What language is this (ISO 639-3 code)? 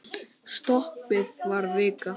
isl